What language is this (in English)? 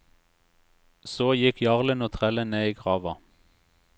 Norwegian